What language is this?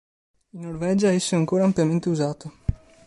Italian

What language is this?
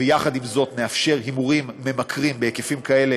Hebrew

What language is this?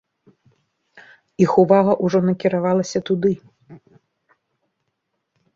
Belarusian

